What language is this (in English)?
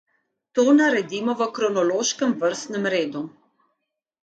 Slovenian